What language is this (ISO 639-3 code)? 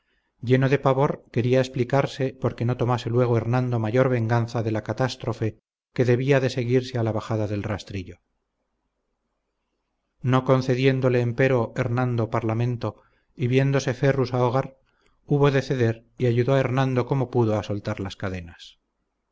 spa